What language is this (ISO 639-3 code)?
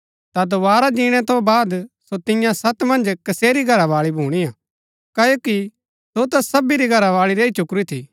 gbk